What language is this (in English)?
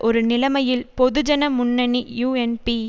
Tamil